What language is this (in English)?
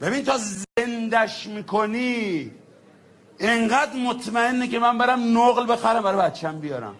Persian